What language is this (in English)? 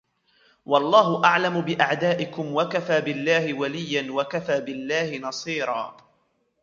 Arabic